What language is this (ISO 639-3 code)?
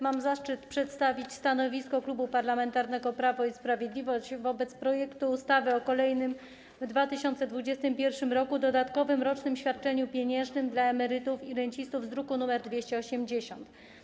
pol